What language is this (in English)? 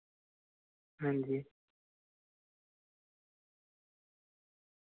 Dogri